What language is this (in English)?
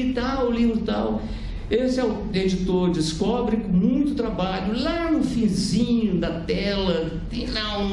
Portuguese